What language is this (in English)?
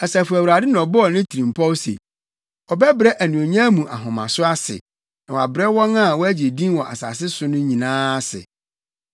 Akan